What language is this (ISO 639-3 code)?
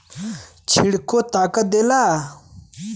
bho